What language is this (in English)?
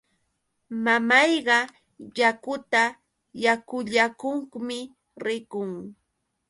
Yauyos Quechua